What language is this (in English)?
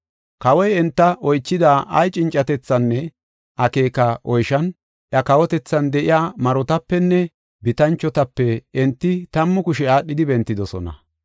Gofa